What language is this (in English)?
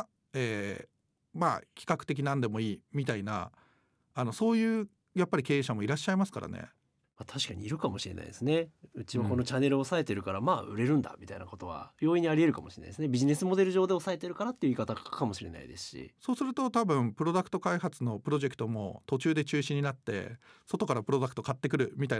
Japanese